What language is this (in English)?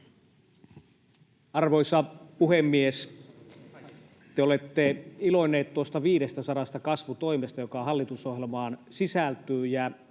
Finnish